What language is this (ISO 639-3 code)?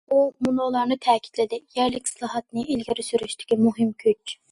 uig